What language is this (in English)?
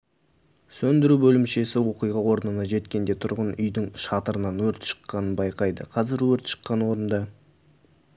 Kazakh